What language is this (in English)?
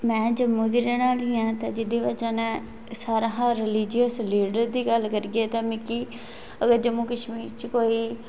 Dogri